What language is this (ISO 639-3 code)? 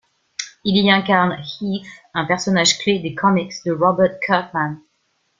fra